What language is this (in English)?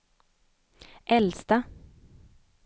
Swedish